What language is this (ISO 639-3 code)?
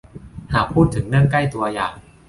tha